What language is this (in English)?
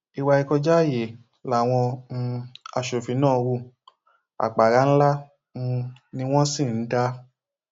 Yoruba